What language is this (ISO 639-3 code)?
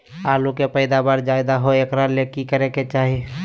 mag